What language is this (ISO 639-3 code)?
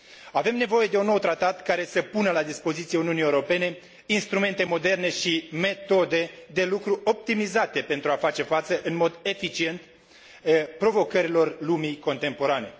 ron